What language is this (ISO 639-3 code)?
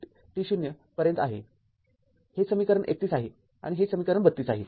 mar